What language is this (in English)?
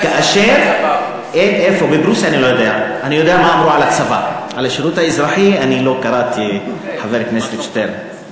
Hebrew